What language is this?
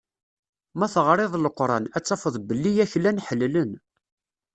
Kabyle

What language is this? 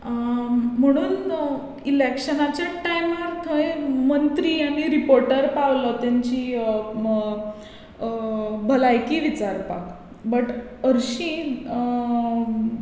Konkani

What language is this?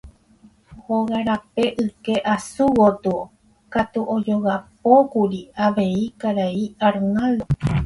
Guarani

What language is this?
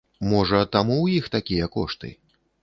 Belarusian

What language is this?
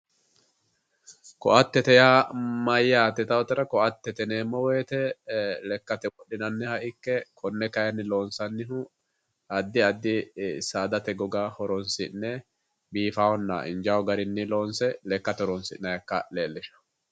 Sidamo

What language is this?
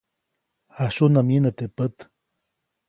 Copainalá Zoque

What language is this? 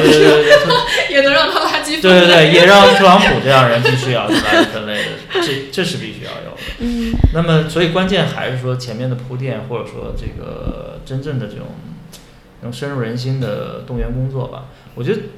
Chinese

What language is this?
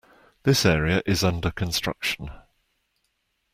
English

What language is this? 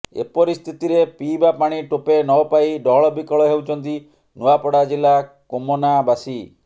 Odia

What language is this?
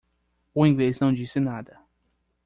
Portuguese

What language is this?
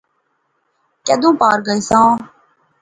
Pahari-Potwari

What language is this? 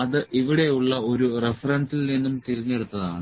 Malayalam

